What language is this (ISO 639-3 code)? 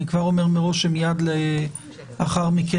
heb